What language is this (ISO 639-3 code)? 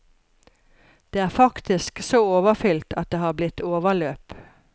nor